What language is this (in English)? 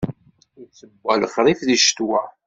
Kabyle